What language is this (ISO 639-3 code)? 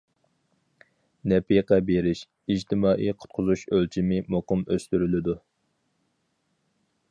uig